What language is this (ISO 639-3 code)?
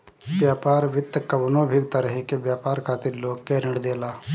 bho